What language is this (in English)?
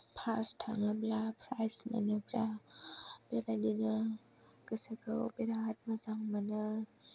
Bodo